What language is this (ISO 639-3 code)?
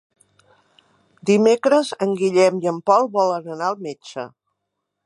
cat